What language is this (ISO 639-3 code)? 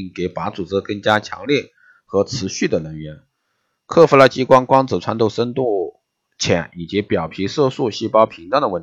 zho